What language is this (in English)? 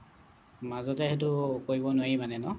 Assamese